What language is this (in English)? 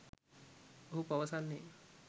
Sinhala